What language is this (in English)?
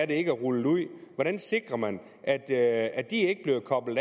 Danish